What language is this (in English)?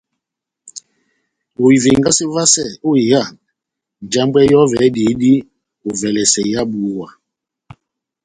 Batanga